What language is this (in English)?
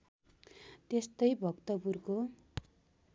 Nepali